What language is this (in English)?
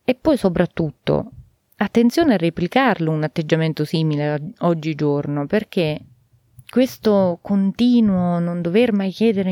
Italian